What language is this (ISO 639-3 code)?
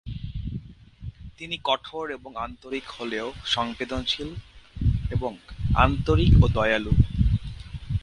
ben